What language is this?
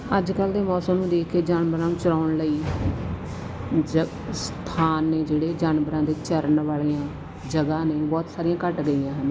Punjabi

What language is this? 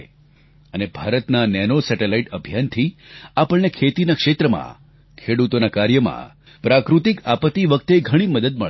Gujarati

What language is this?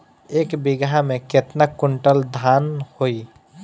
Bhojpuri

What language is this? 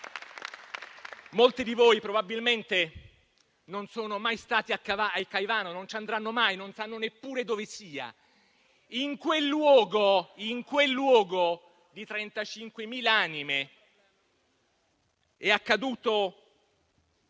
Italian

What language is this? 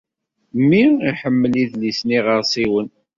Kabyle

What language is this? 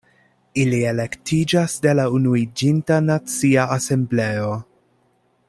Esperanto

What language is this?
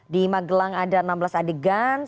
Indonesian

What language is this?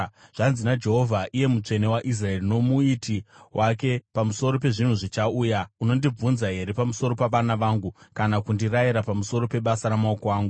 Shona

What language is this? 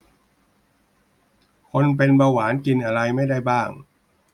Thai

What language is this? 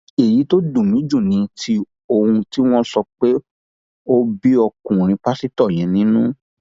Yoruba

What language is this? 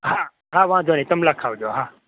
Gujarati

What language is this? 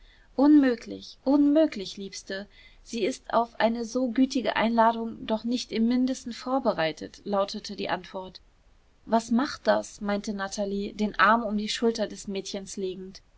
German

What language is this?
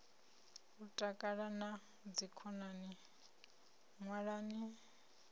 Venda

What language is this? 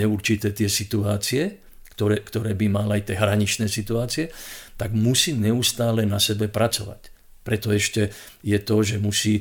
Slovak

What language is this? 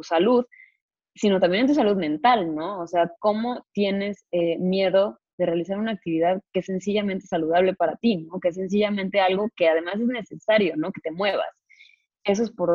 Spanish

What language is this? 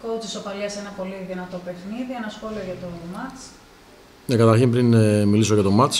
Greek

